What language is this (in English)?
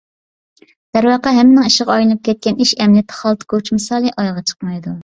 Uyghur